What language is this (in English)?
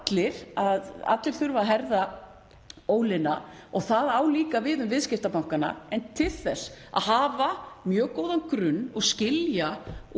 Icelandic